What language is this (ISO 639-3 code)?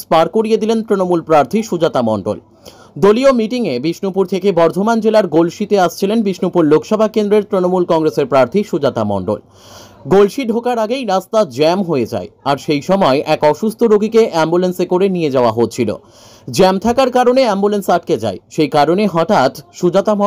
ben